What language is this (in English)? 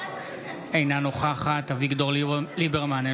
Hebrew